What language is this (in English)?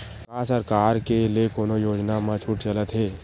Chhattisgarhi